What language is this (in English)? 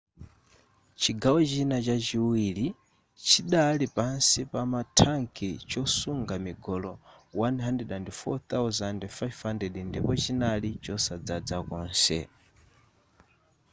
Nyanja